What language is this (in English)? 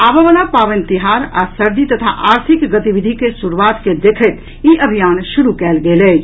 Maithili